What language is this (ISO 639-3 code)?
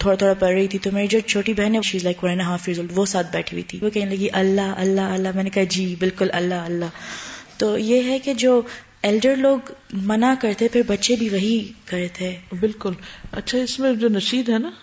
urd